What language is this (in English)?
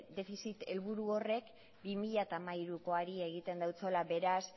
Basque